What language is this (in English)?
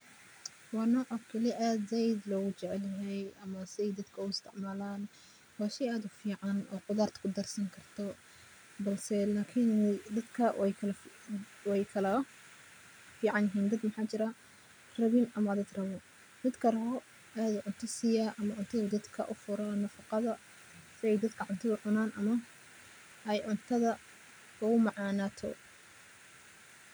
Somali